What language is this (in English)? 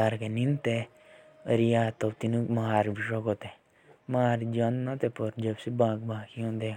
Jaunsari